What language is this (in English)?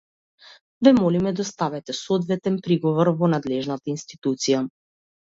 Macedonian